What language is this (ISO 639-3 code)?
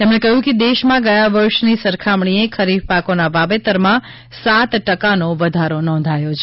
guj